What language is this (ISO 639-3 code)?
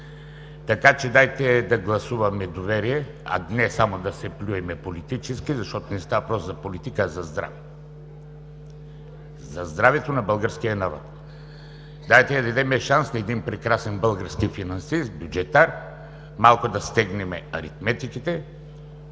bul